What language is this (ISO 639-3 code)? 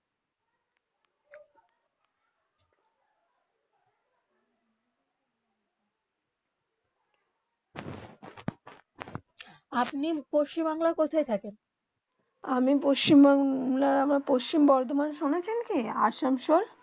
ben